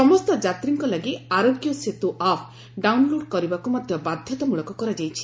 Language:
Odia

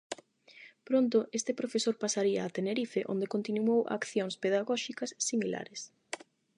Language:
Galician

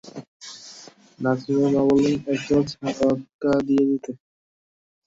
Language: Bangla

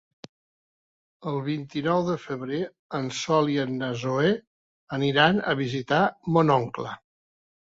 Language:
Catalan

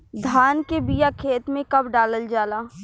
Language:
Bhojpuri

